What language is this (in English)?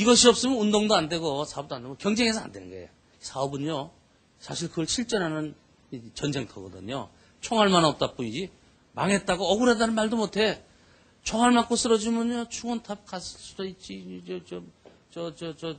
Korean